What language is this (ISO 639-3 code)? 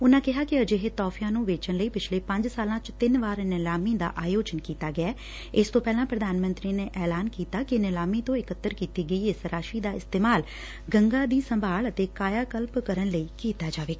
pan